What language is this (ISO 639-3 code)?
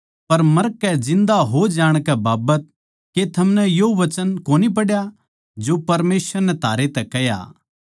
bgc